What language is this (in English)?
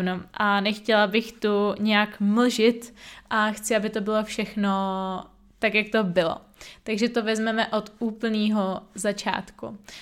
Czech